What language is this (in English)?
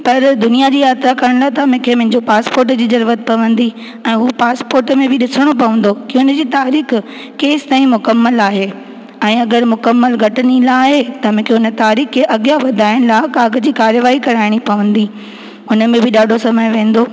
Sindhi